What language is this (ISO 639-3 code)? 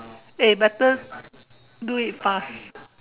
eng